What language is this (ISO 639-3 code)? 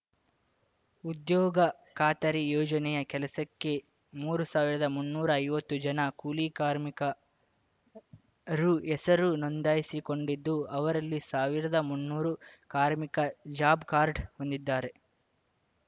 kan